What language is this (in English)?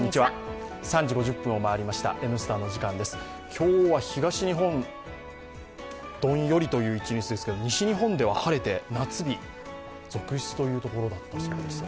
Japanese